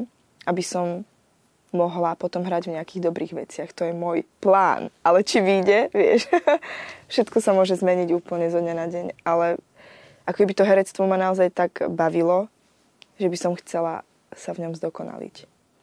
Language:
Slovak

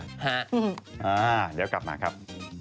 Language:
Thai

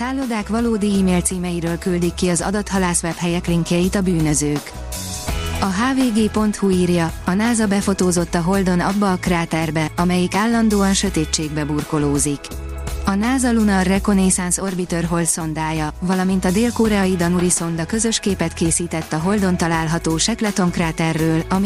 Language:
Hungarian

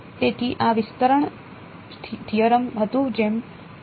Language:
Gujarati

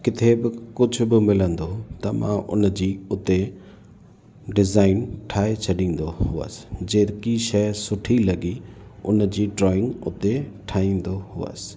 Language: Sindhi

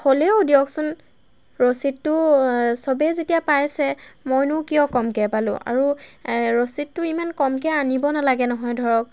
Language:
Assamese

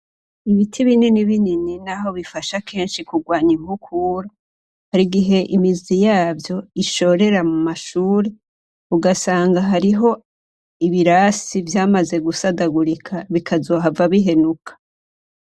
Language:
Rundi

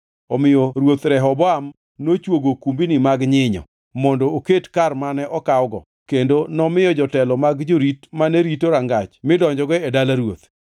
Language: Luo (Kenya and Tanzania)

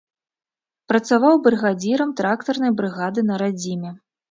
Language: Belarusian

